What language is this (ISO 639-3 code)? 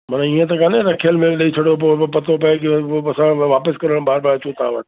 snd